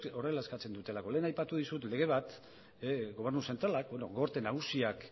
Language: Basque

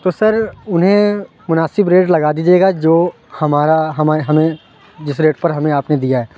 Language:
Urdu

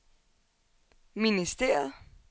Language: Danish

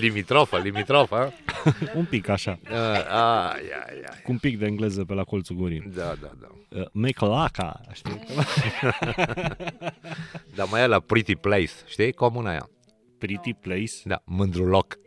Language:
Romanian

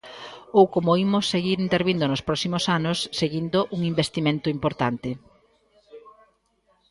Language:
Galician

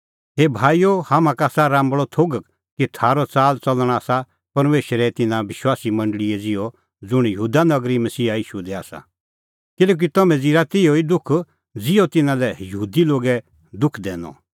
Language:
Kullu Pahari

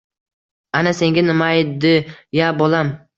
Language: Uzbek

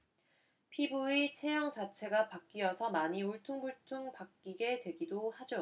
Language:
Korean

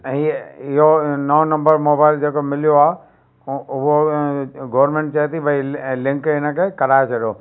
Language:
Sindhi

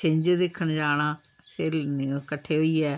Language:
Dogri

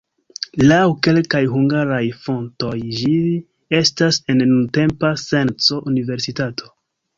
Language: Esperanto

